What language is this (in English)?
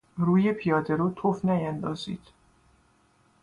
Persian